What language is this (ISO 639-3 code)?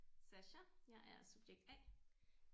dan